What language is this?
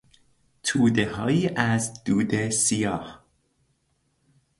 Persian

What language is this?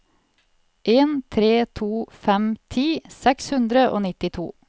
Norwegian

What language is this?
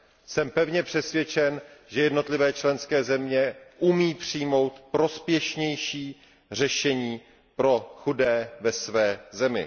Czech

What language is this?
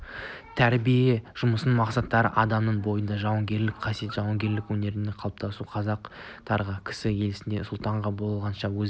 Kazakh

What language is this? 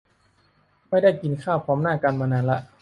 Thai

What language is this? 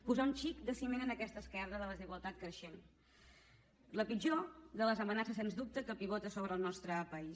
Catalan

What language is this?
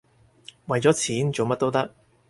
Cantonese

